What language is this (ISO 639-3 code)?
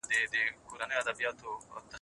pus